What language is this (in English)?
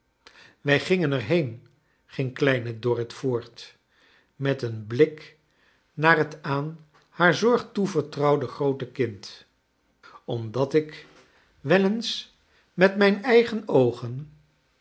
Dutch